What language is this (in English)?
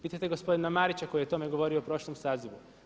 Croatian